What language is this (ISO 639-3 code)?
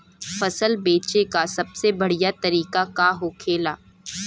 bho